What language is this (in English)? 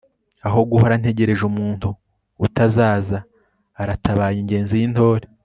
Kinyarwanda